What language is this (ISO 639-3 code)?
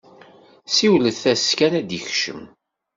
kab